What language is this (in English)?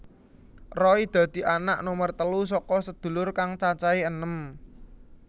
Javanese